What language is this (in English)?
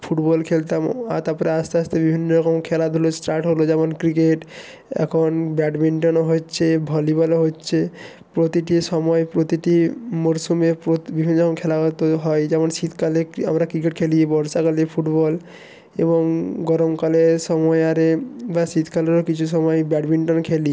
Bangla